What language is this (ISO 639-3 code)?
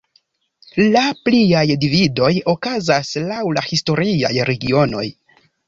epo